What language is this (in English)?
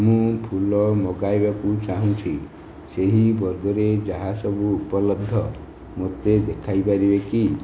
Odia